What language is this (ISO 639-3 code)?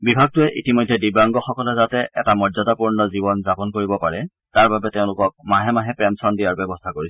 asm